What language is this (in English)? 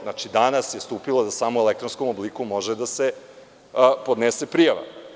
Serbian